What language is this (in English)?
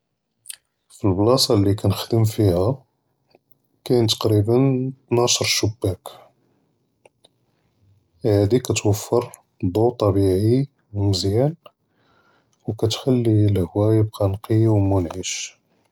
Judeo-Arabic